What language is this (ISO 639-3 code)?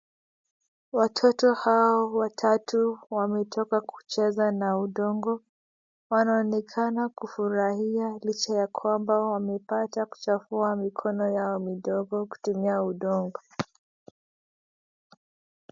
swa